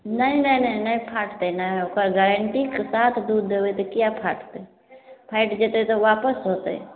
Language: Maithili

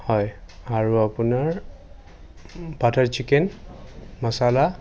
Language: Assamese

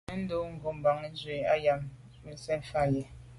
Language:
Medumba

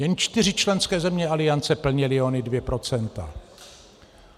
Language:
Czech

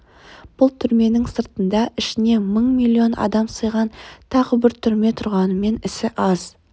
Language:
Kazakh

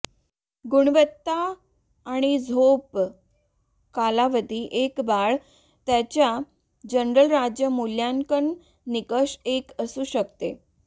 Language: Marathi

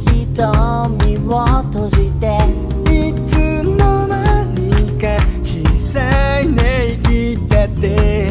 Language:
Korean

